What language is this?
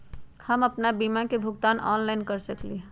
Magahi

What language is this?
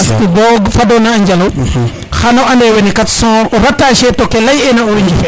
Serer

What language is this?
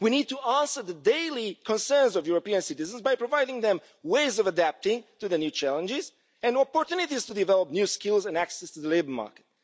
English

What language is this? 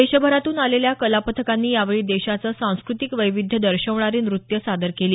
Marathi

